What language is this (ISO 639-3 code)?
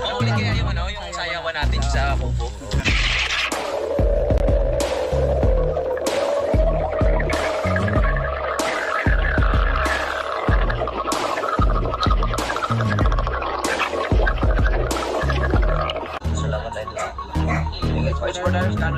fil